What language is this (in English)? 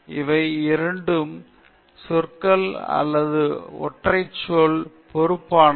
Tamil